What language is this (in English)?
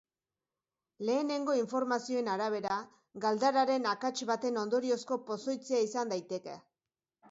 Basque